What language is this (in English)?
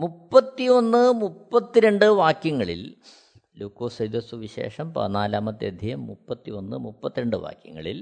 Malayalam